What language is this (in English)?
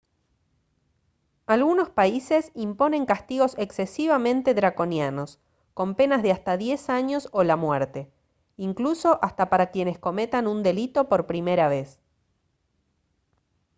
Spanish